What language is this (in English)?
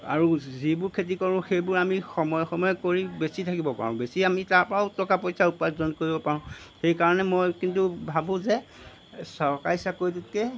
Assamese